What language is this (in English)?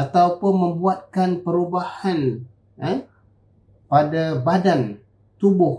Malay